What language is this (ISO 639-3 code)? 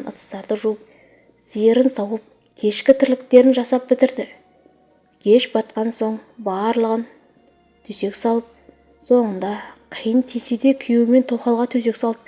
tur